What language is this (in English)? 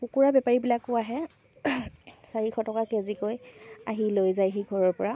Assamese